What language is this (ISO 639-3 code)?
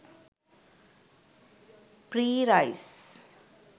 sin